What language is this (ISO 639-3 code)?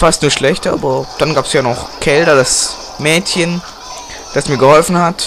deu